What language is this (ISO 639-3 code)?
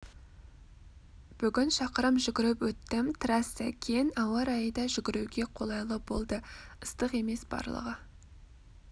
kaz